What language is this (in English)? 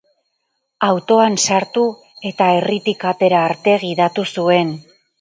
Basque